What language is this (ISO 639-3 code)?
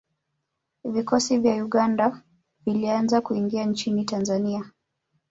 swa